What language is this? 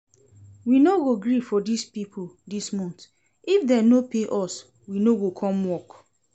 Nigerian Pidgin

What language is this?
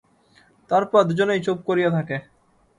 Bangla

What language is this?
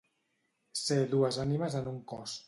Catalan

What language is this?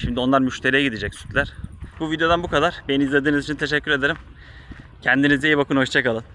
Turkish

